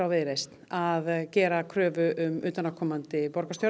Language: Icelandic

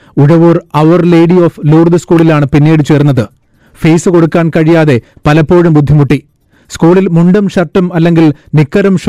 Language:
Malayalam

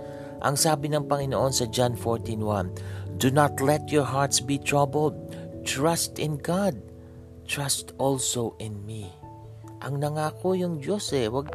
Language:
Filipino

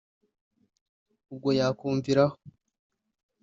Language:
Kinyarwanda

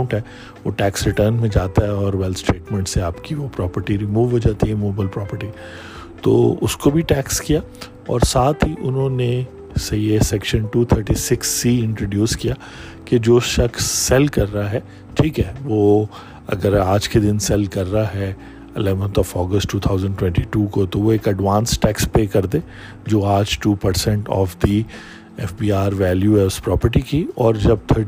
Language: Urdu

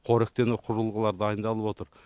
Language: Kazakh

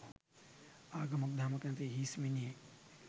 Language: Sinhala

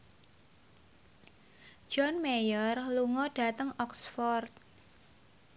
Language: Javanese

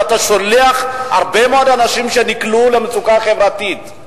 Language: Hebrew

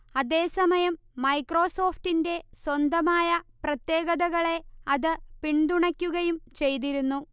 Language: Malayalam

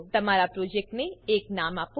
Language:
Gujarati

